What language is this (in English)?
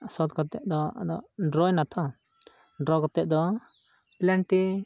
Santali